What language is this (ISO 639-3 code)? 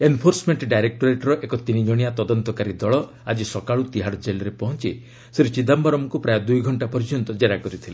ori